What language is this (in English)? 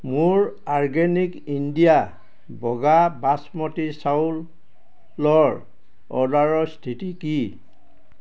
Assamese